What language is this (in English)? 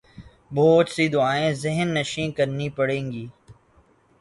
Urdu